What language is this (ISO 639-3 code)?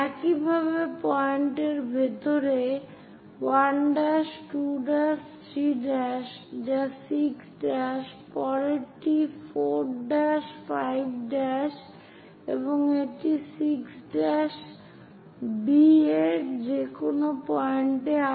ben